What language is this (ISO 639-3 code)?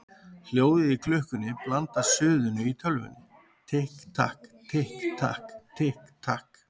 isl